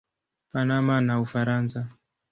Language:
Swahili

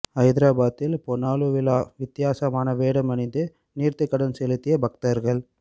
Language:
Tamil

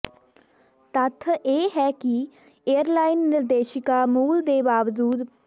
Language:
Punjabi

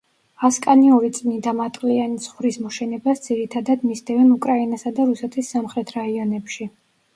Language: Georgian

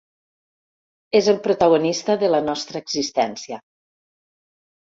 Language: Catalan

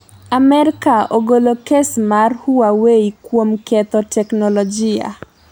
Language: Luo (Kenya and Tanzania)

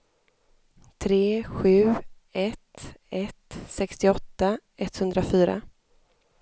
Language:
Swedish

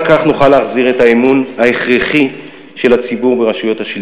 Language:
Hebrew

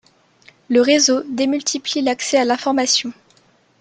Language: French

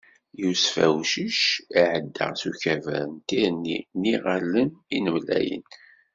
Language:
Kabyle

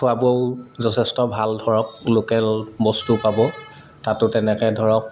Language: Assamese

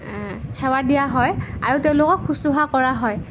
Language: Assamese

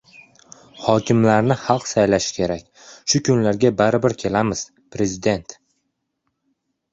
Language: Uzbek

